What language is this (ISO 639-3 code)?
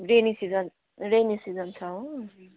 nep